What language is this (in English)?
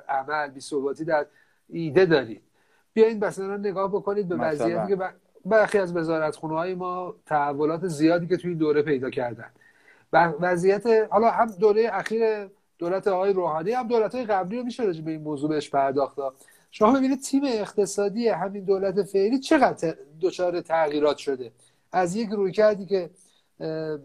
Persian